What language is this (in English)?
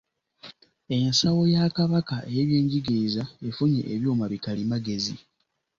Ganda